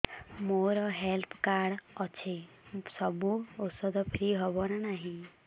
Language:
Odia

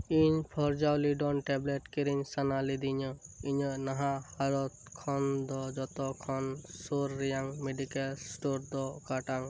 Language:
Santali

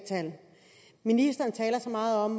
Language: Danish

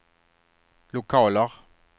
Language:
Swedish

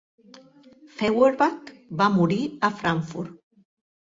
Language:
Catalan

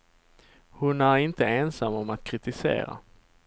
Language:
Swedish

